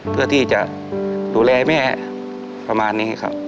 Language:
Thai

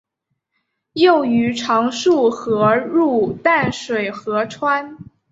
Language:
Chinese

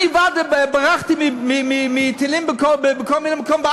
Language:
Hebrew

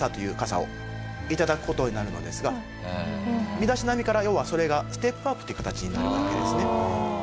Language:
Japanese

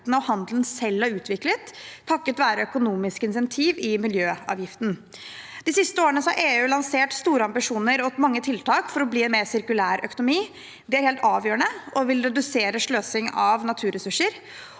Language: Norwegian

